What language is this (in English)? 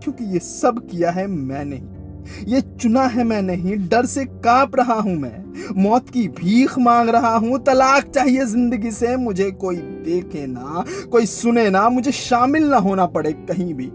Hindi